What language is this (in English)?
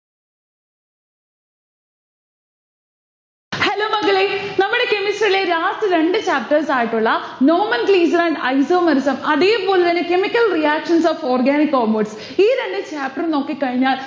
Malayalam